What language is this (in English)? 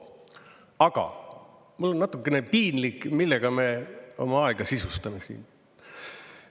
Estonian